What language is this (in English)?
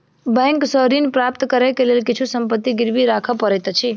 Maithili